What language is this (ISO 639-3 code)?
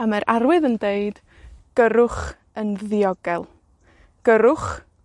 cym